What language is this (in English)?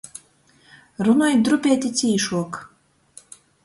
Latgalian